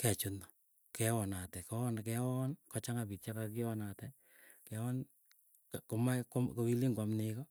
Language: Keiyo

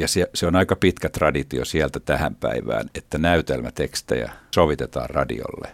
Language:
Finnish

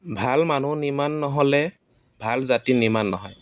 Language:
Assamese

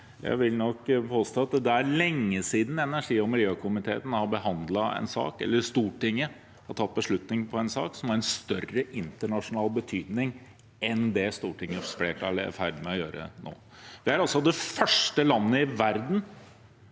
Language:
Norwegian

